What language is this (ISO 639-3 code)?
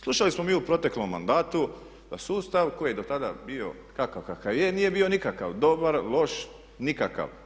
hrv